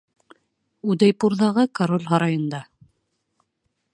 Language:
Bashkir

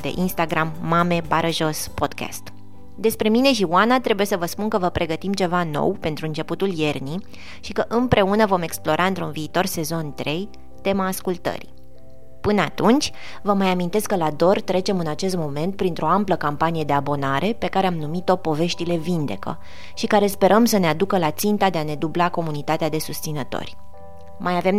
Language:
Romanian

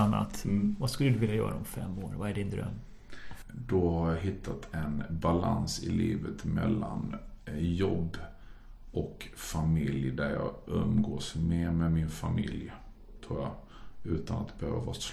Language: Swedish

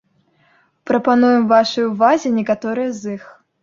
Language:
Belarusian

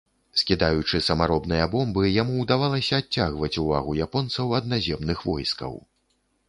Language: Belarusian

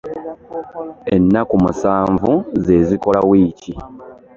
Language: Ganda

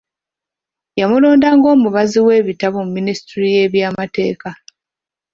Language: Ganda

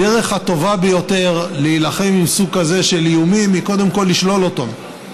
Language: Hebrew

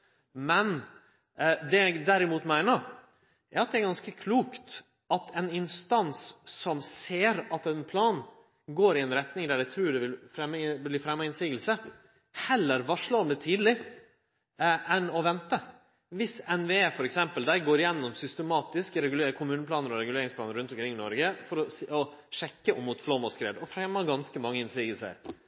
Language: Norwegian Nynorsk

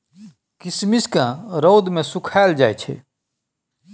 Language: Maithili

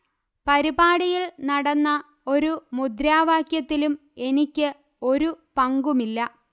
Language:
Malayalam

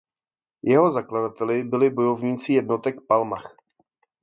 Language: Czech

